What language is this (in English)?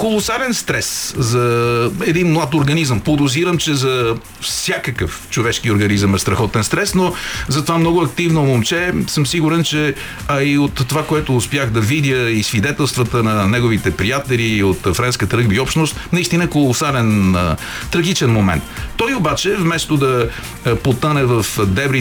Bulgarian